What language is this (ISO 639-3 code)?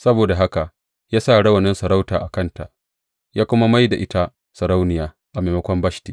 hau